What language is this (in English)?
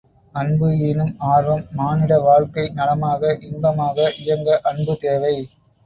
Tamil